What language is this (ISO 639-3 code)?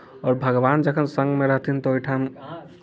mai